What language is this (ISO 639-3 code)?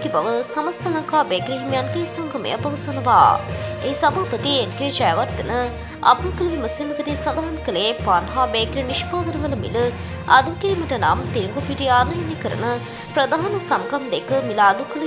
ron